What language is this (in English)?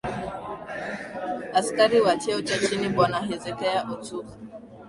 Swahili